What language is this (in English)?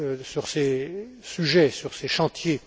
French